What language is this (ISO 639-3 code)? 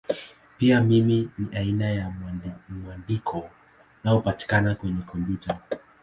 swa